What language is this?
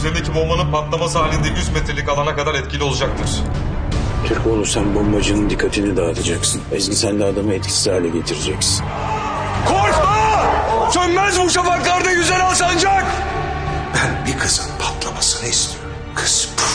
Turkish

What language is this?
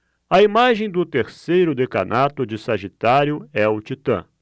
Portuguese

